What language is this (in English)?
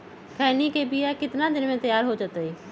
Magahi